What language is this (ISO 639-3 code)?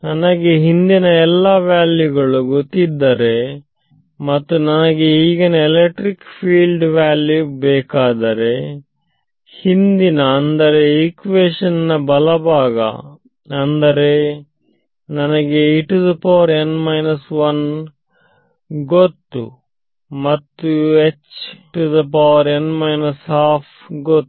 kan